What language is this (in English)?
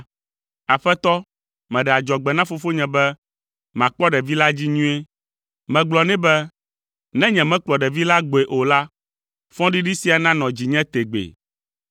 Ewe